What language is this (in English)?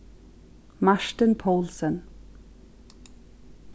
Faroese